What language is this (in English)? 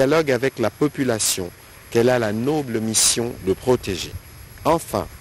French